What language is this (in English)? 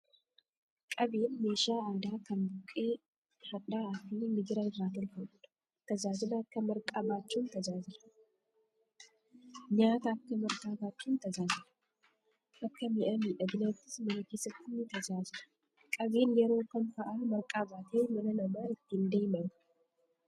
Oromo